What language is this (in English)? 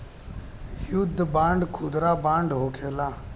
Bhojpuri